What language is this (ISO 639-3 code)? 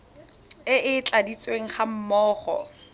tsn